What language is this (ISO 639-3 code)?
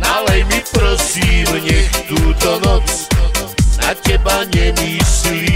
ron